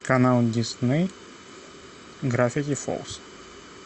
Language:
Russian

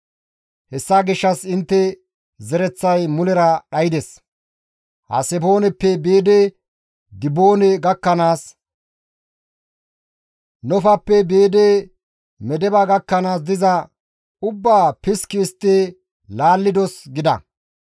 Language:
Gamo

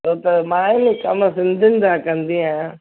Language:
Sindhi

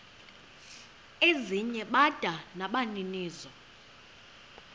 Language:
Xhosa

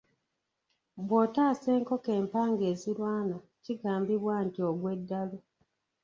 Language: Ganda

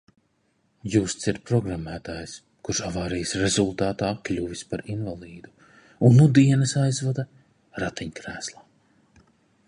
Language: Latvian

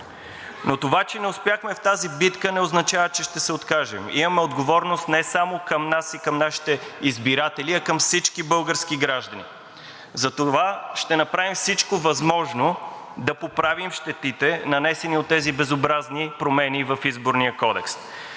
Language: Bulgarian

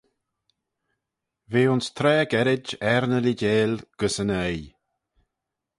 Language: Manx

